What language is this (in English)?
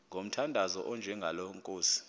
Xhosa